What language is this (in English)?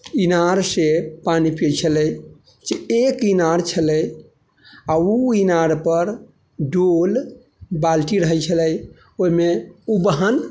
Maithili